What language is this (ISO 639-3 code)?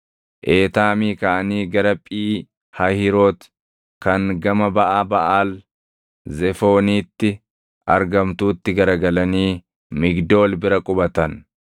orm